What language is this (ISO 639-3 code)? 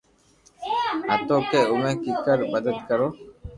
lrk